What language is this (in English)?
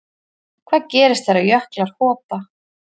Icelandic